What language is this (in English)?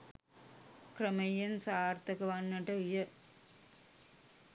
Sinhala